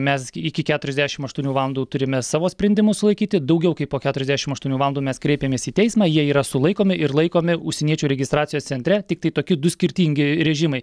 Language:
Lithuanian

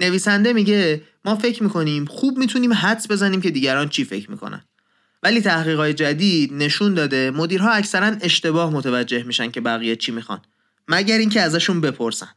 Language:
Persian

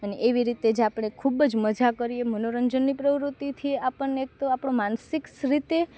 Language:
Gujarati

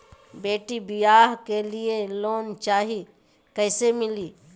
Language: Magahi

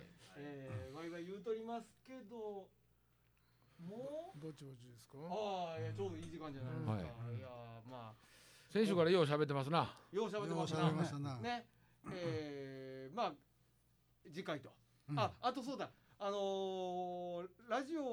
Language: Japanese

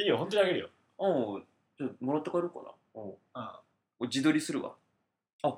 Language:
Japanese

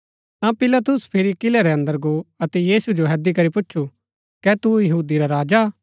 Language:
Gaddi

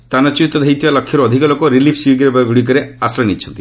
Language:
Odia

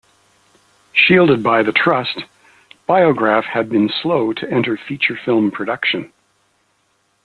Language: English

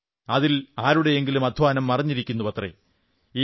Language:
Malayalam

